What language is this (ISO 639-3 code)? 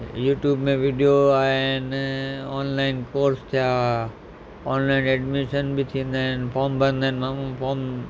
snd